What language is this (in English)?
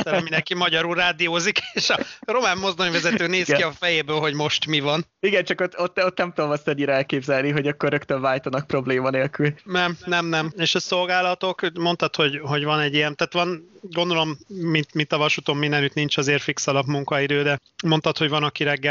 Hungarian